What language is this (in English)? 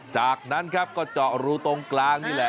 Thai